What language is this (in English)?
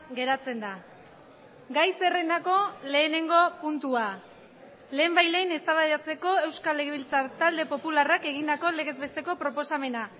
Basque